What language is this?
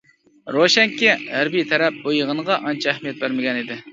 Uyghur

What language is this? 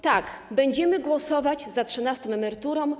Polish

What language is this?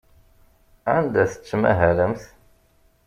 Kabyle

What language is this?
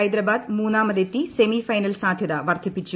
Malayalam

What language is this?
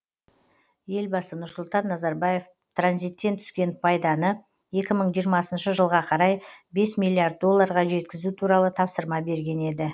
Kazakh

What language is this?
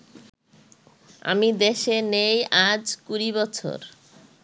Bangla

